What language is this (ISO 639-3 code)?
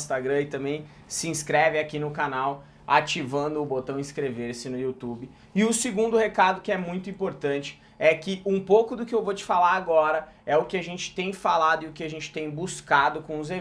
por